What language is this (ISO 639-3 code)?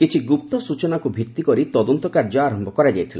ori